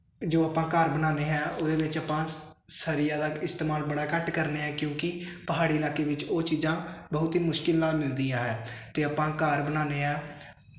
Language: Punjabi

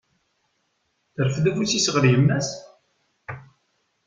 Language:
Kabyle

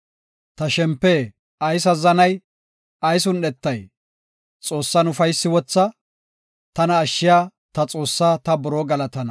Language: Gofa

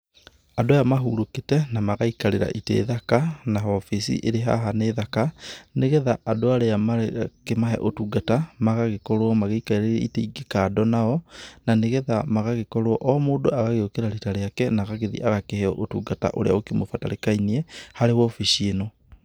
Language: Kikuyu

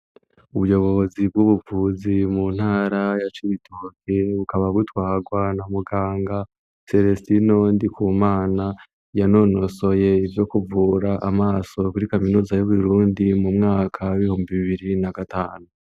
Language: Rundi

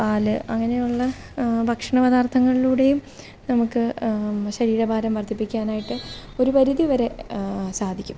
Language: Malayalam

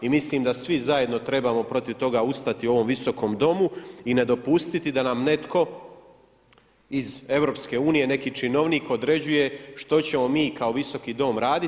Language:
Croatian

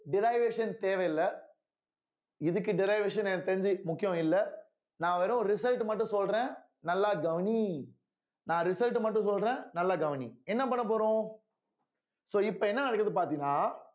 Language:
Tamil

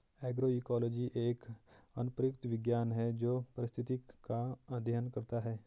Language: Hindi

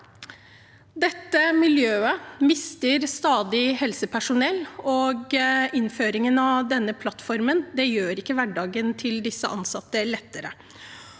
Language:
Norwegian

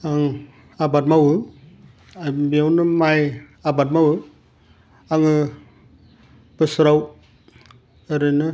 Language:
Bodo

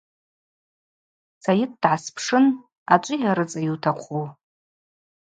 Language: Abaza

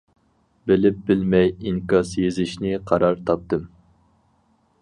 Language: Uyghur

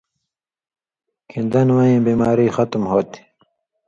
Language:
Indus Kohistani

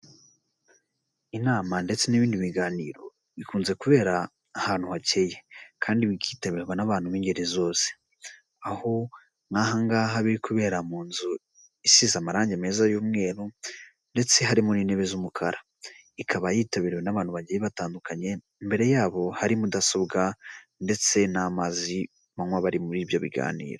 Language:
Kinyarwanda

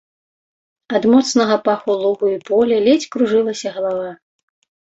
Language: Belarusian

